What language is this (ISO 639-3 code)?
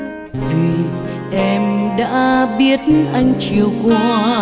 vie